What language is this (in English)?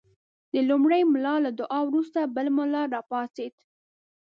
Pashto